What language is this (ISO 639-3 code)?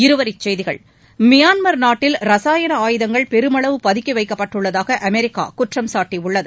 tam